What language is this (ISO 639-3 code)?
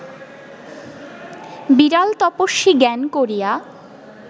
ben